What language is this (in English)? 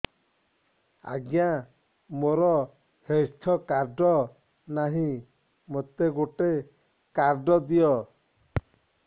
Odia